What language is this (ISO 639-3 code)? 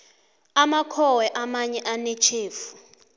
nbl